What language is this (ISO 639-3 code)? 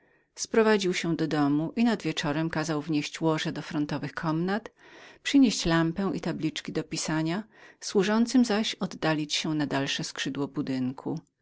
pol